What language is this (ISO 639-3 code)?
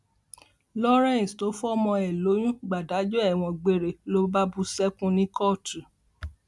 yor